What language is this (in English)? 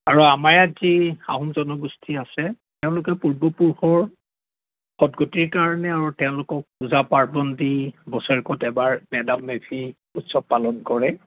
Assamese